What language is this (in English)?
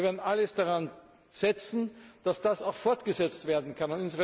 German